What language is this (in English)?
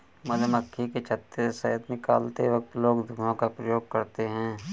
Hindi